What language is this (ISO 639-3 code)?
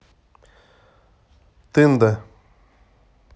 rus